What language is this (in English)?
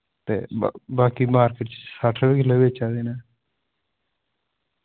Dogri